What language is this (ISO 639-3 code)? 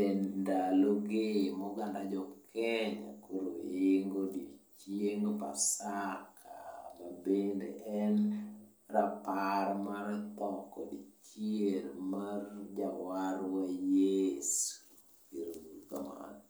luo